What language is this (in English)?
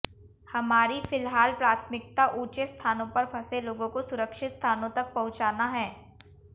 Hindi